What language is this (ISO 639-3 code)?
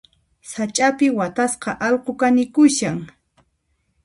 qxp